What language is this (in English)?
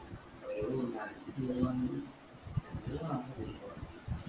Malayalam